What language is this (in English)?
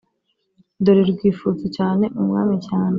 Kinyarwanda